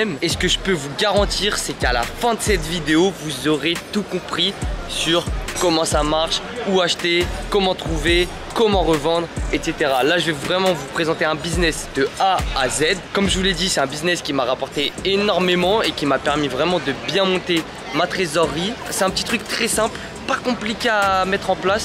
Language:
French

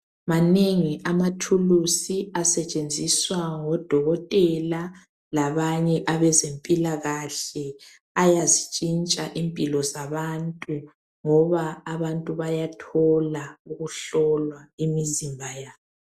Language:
North Ndebele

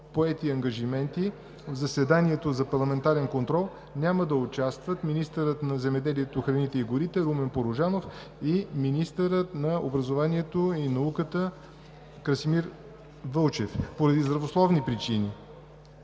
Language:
Bulgarian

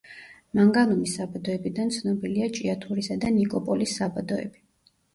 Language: Georgian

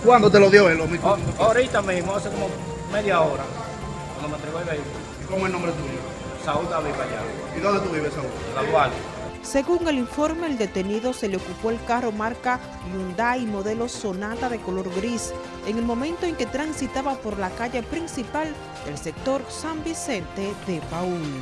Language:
Spanish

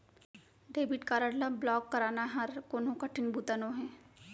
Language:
Chhattisgarhi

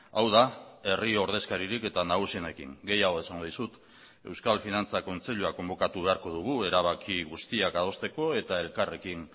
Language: Basque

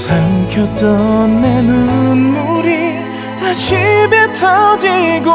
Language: Korean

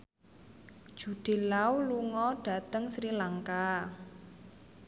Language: Javanese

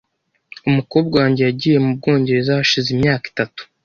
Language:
Kinyarwanda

